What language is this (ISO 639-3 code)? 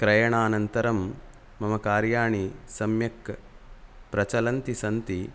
san